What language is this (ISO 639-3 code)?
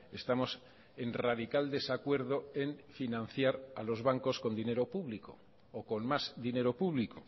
spa